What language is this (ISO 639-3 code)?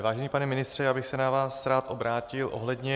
ces